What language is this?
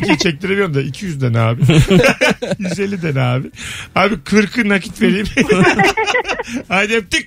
Turkish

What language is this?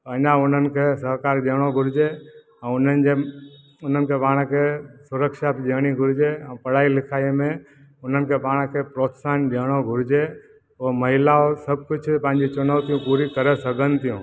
Sindhi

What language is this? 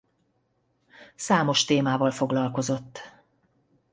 Hungarian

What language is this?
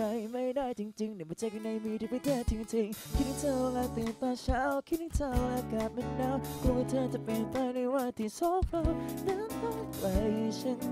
Thai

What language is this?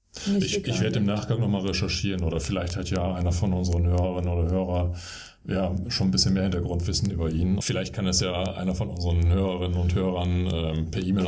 German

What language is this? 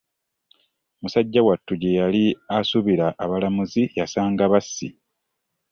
Ganda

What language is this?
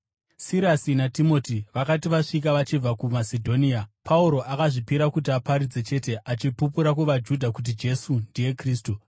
Shona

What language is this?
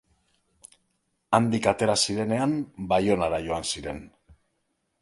Basque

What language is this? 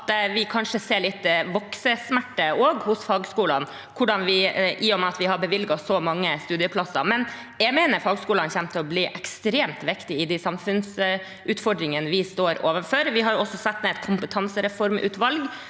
Norwegian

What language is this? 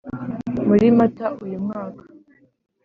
Kinyarwanda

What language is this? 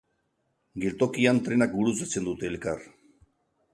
Basque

